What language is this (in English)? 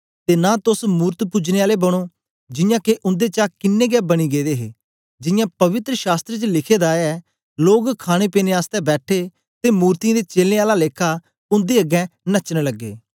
Dogri